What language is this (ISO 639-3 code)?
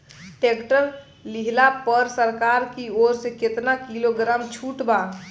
bho